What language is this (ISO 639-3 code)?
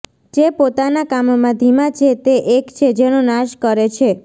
guj